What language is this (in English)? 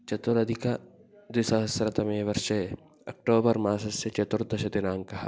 Sanskrit